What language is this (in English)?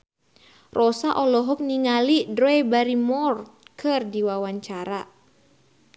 Sundanese